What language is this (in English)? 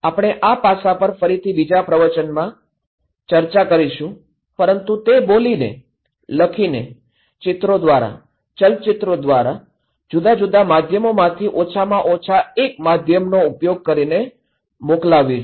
Gujarati